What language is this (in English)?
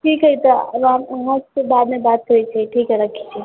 Maithili